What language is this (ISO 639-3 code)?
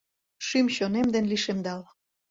chm